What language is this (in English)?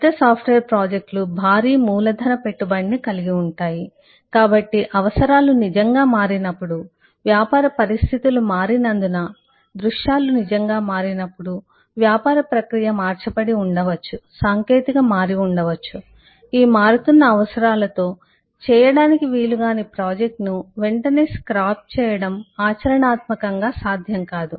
Telugu